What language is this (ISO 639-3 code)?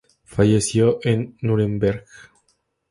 spa